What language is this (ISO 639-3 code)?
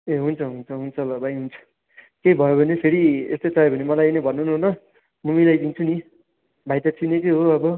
nep